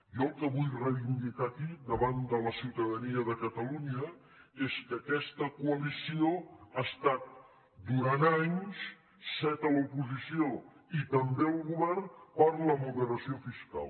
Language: Catalan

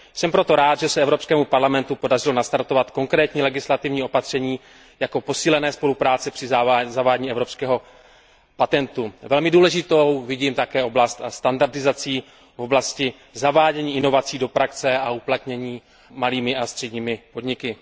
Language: Czech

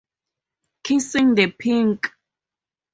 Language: English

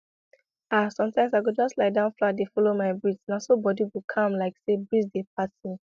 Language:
Nigerian Pidgin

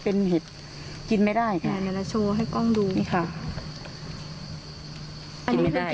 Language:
Thai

